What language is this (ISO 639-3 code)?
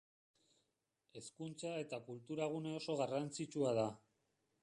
eus